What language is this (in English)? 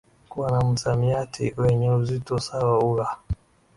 Swahili